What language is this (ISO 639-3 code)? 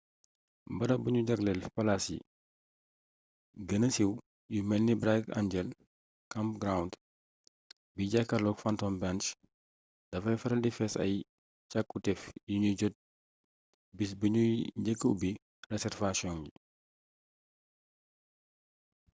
wol